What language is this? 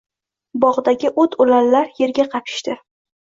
Uzbek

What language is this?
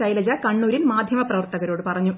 Malayalam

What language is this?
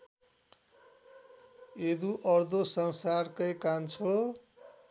Nepali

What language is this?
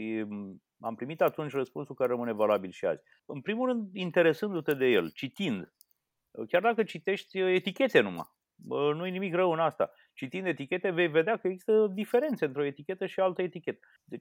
Romanian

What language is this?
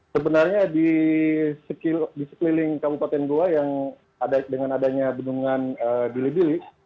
Indonesian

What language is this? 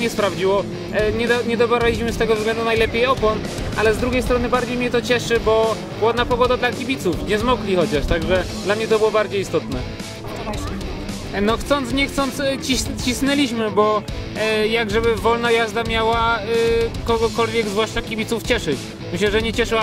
Polish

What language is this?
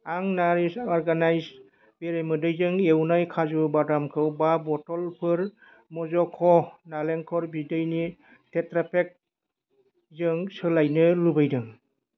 Bodo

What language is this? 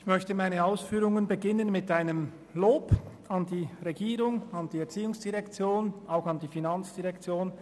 Swiss German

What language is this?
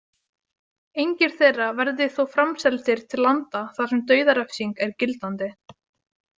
Icelandic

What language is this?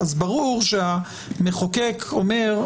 Hebrew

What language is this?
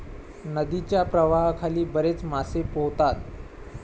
Marathi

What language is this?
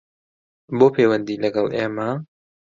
Central Kurdish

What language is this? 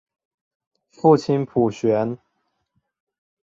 Chinese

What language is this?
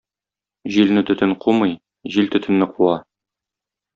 Tatar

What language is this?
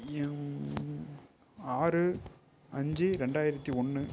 Tamil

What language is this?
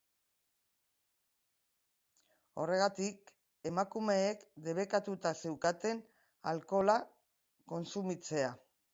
Basque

